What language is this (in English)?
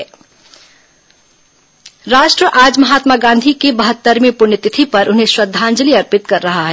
Hindi